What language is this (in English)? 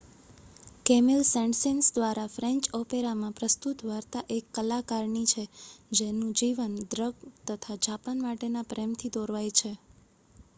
Gujarati